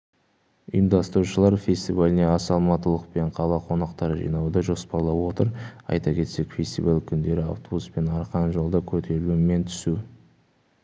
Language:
Kazakh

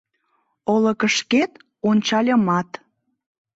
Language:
Mari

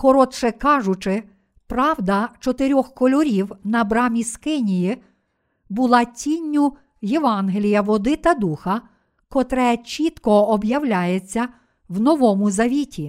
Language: Ukrainian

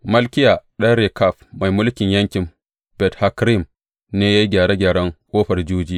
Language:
Hausa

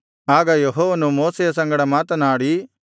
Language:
Kannada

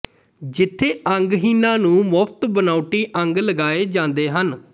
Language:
Punjabi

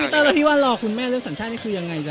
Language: Thai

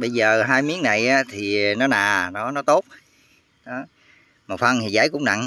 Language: Vietnamese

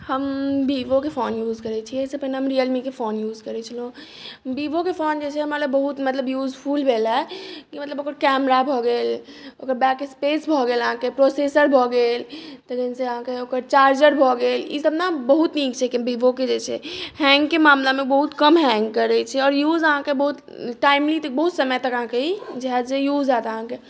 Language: Maithili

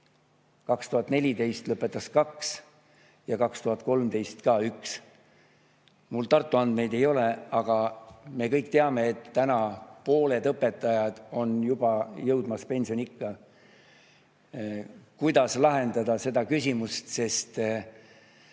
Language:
Estonian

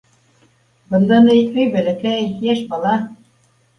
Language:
Bashkir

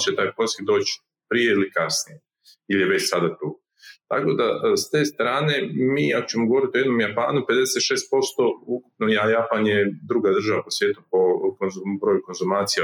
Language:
Croatian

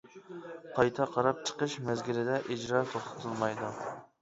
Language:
Uyghur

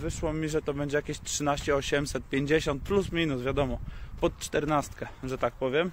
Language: Polish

